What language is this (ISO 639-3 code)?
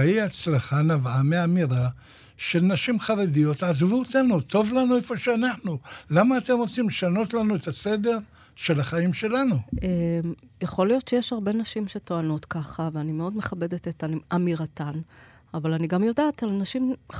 heb